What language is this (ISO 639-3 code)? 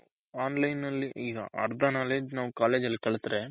kan